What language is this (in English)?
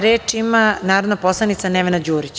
Serbian